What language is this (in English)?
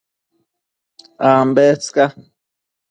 Matsés